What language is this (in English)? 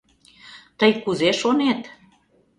Mari